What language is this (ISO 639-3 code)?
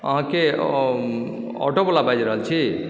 mai